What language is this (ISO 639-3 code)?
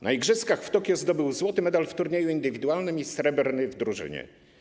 pol